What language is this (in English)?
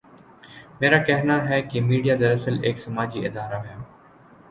Urdu